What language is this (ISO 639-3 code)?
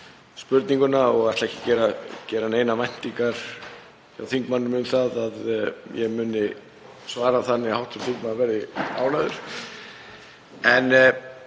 isl